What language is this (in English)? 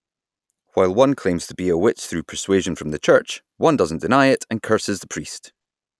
English